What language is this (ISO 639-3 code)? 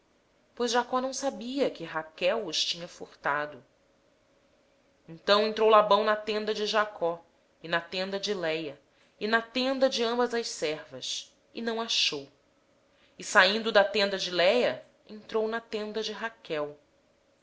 por